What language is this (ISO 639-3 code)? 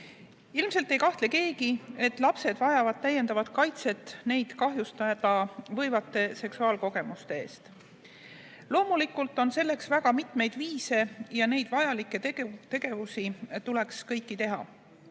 est